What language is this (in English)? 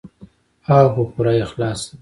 Pashto